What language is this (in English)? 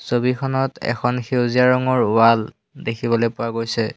Assamese